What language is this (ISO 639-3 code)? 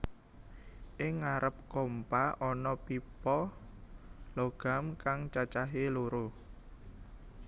jav